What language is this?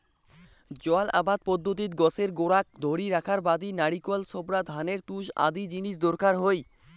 Bangla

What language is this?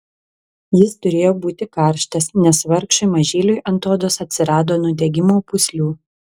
Lithuanian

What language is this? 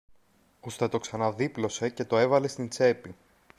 Greek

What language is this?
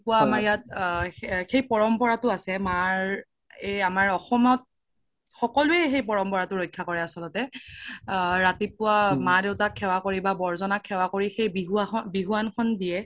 Assamese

